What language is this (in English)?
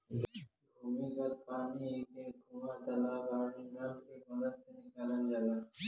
Bhojpuri